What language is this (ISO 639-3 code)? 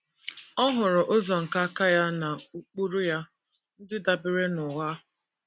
ibo